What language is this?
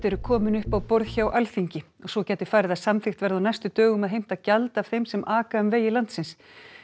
Icelandic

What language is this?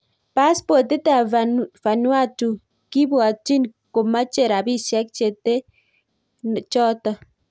Kalenjin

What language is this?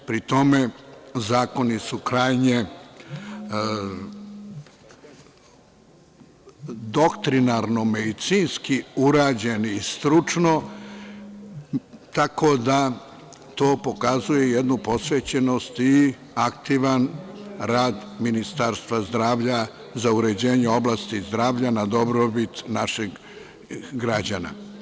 Serbian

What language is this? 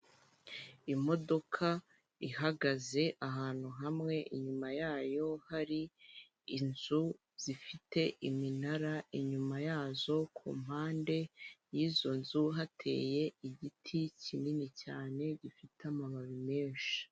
Kinyarwanda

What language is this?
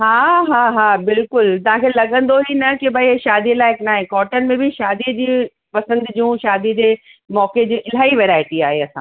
Sindhi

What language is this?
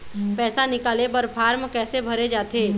Chhattisgarhi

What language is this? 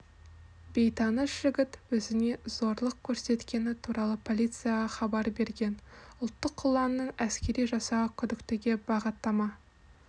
Kazakh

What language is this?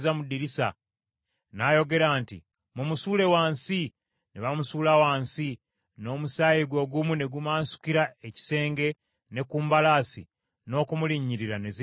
Ganda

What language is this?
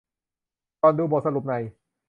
Thai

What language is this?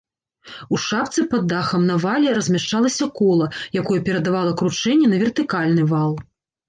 Belarusian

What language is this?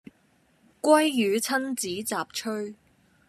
Cantonese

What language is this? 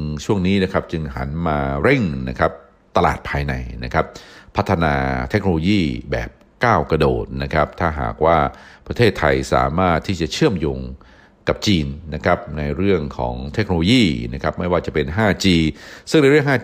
Thai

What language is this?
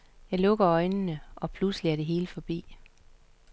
Danish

